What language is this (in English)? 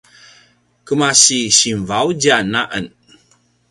Paiwan